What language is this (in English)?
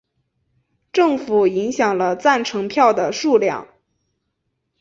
Chinese